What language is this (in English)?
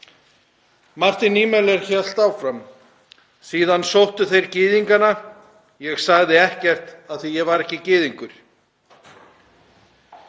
Icelandic